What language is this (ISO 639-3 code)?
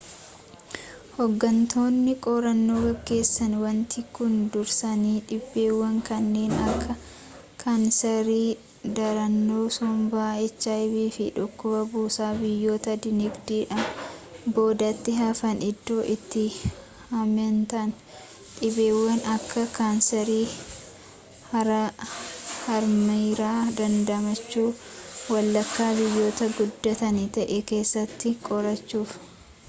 orm